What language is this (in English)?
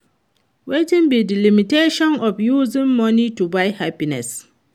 Nigerian Pidgin